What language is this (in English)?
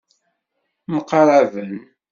Kabyle